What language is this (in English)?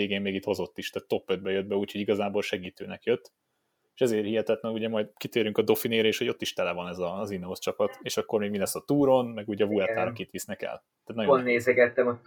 Hungarian